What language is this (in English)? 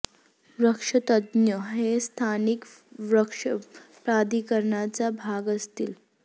Marathi